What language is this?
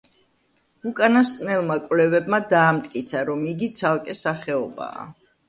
Georgian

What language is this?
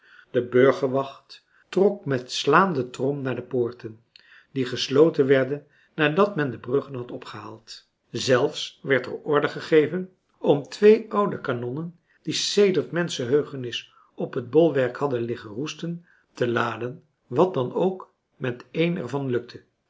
Dutch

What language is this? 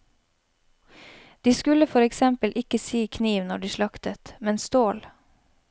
Norwegian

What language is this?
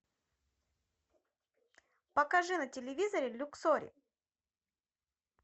Russian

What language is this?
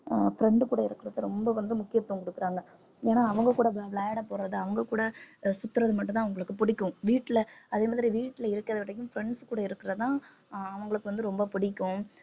Tamil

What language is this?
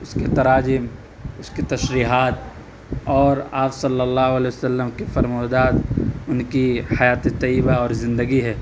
Urdu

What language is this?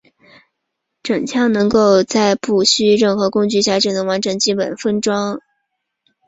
Chinese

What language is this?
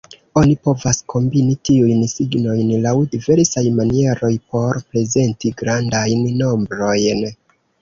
Esperanto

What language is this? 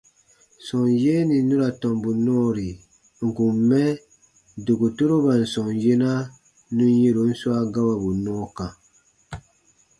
Baatonum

